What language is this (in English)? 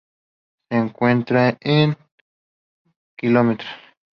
Spanish